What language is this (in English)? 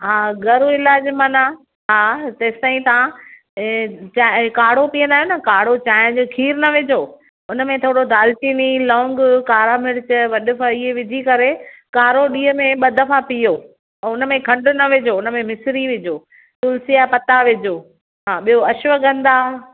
Sindhi